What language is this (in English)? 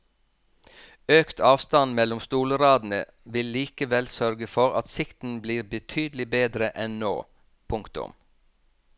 Norwegian